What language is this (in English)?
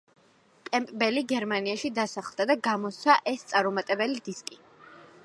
Georgian